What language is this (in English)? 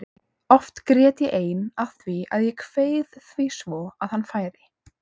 Icelandic